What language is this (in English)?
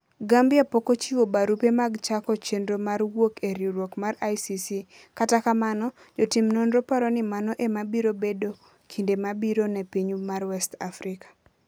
Luo (Kenya and Tanzania)